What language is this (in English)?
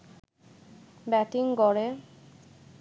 Bangla